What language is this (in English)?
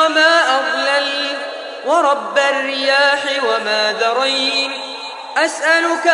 Arabic